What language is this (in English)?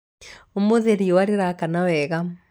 Kikuyu